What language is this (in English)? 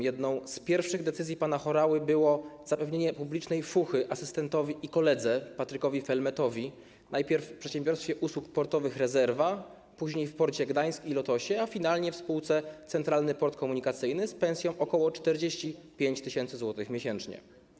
Polish